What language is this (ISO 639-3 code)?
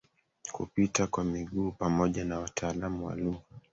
swa